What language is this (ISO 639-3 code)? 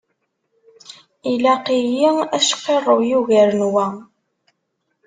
kab